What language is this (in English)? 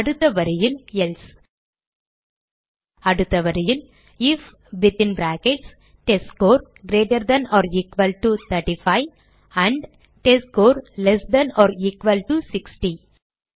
Tamil